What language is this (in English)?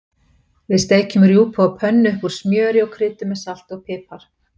Icelandic